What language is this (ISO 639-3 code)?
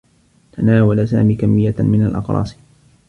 ara